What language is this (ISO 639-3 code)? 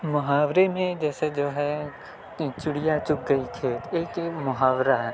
urd